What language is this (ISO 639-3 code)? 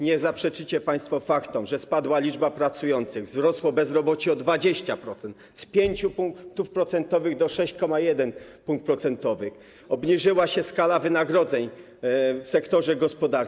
pol